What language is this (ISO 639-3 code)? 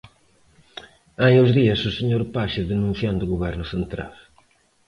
glg